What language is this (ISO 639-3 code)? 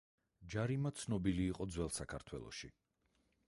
kat